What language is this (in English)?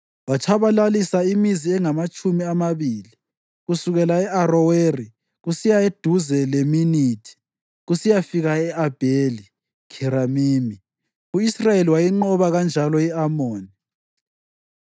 North Ndebele